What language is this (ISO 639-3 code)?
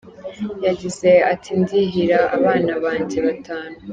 kin